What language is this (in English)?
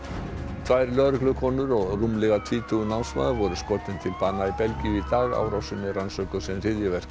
Icelandic